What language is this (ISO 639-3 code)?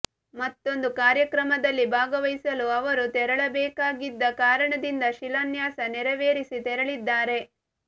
kan